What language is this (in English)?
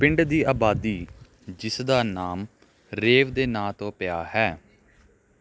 Punjabi